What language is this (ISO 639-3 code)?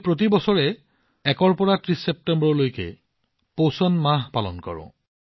asm